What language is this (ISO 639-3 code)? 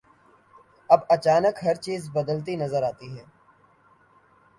urd